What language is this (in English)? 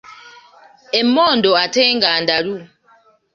Ganda